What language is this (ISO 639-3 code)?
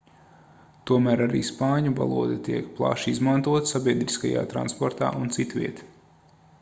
lav